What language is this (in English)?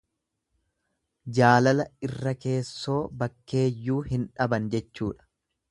Oromo